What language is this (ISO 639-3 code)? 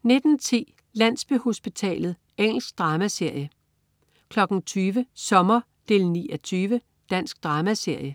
dan